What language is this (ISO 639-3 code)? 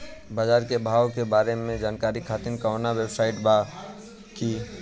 bho